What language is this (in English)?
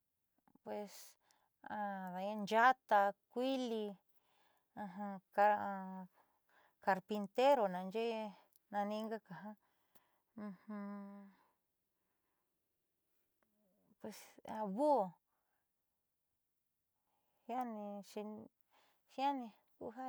Southeastern Nochixtlán Mixtec